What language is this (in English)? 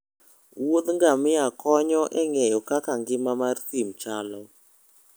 Luo (Kenya and Tanzania)